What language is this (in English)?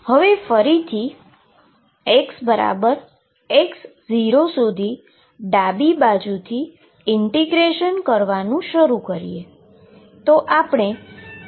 Gujarati